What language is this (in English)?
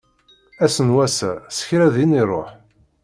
Kabyle